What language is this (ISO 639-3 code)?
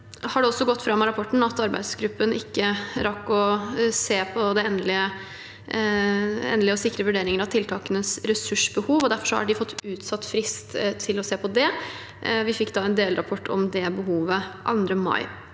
nor